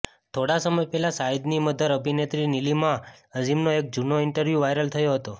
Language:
Gujarati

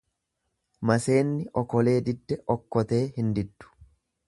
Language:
Oromo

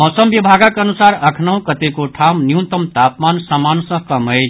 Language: Maithili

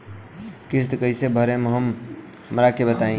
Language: Bhojpuri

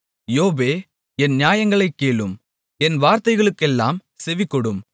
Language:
Tamil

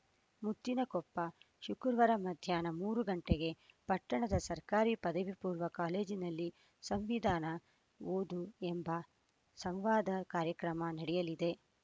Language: Kannada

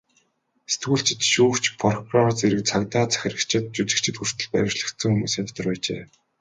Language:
Mongolian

